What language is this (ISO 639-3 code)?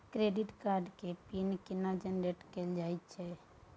mai